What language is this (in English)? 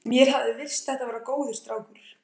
Icelandic